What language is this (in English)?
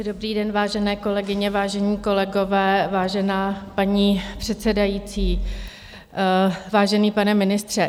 Czech